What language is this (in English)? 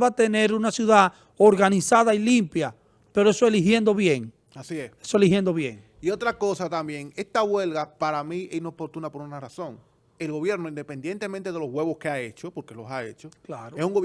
Spanish